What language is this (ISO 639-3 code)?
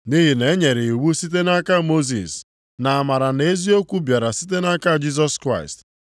ibo